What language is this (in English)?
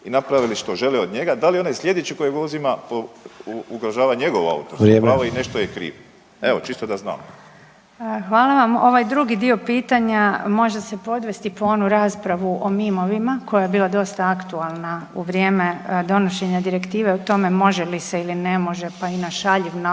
Croatian